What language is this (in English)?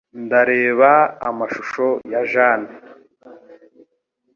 Kinyarwanda